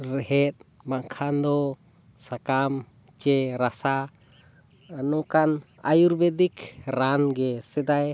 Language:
Santali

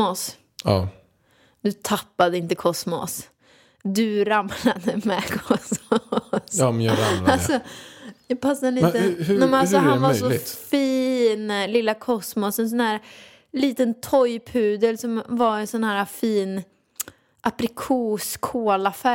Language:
Swedish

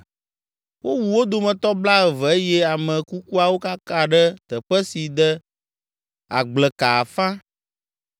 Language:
Ewe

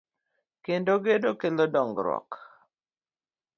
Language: Luo (Kenya and Tanzania)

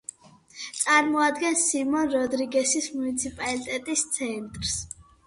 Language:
Georgian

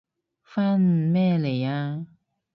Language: Cantonese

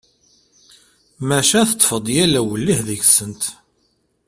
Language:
Kabyle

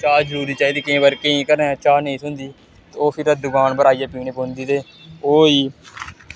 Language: Dogri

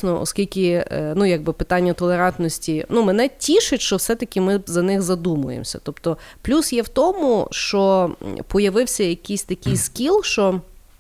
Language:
Ukrainian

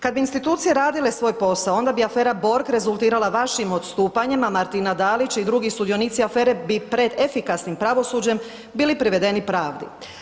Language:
Croatian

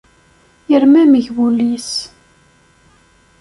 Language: Kabyle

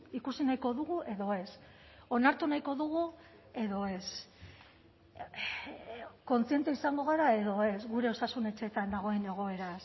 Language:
Basque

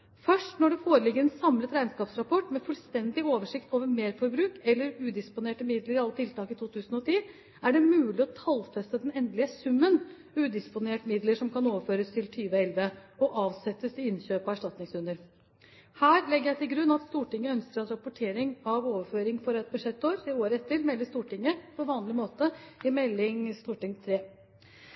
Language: Norwegian Bokmål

